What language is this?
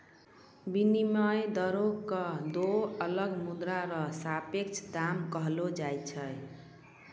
Maithili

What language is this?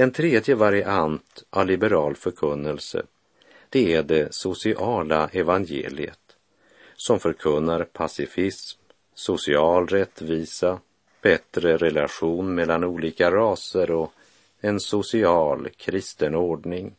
Swedish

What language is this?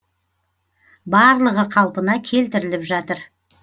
Kazakh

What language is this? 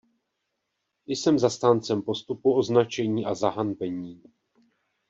Czech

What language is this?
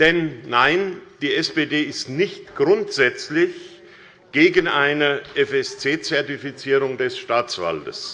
German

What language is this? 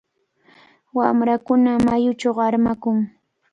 Cajatambo North Lima Quechua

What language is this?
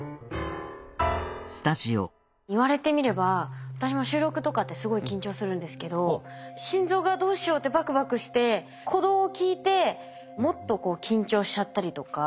Japanese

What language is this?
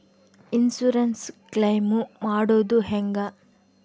Kannada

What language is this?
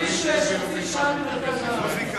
Hebrew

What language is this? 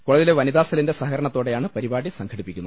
Malayalam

